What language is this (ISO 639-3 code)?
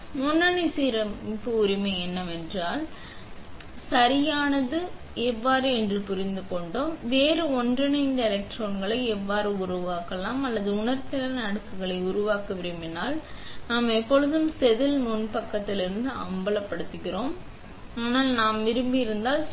tam